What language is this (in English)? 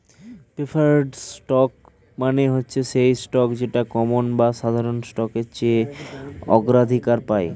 Bangla